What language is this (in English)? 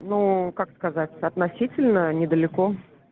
Russian